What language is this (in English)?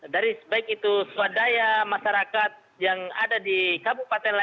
Indonesian